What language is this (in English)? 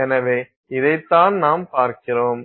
Tamil